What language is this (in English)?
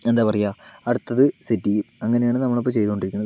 Malayalam